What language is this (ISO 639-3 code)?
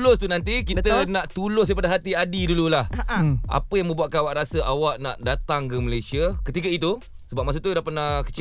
msa